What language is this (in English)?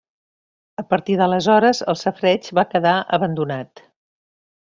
Catalan